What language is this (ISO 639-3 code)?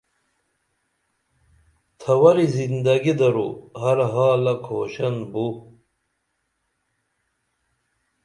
dml